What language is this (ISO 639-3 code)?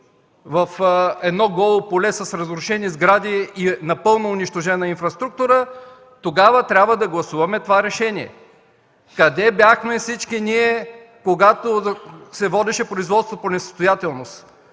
bul